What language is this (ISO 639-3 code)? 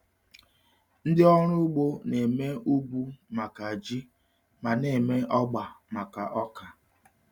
ibo